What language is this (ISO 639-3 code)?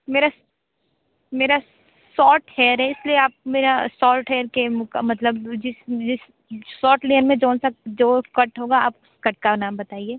hin